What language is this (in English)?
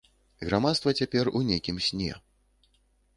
Belarusian